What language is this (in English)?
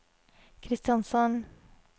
Norwegian